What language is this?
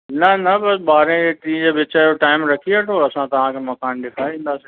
Sindhi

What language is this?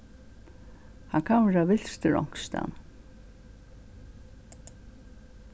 Faroese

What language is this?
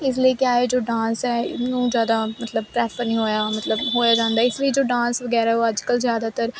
Punjabi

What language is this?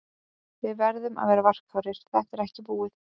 Icelandic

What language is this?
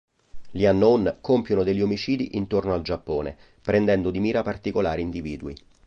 Italian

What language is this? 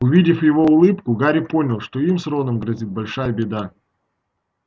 Russian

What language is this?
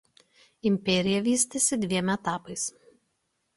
Lithuanian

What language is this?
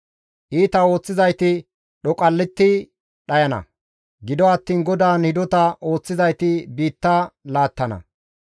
Gamo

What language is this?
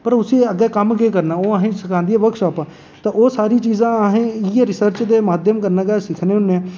Dogri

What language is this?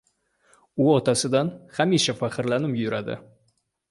Uzbek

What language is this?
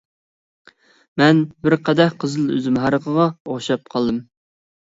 Uyghur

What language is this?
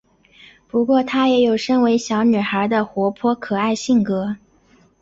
Chinese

